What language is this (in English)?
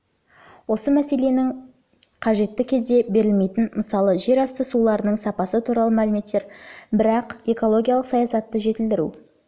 Kazakh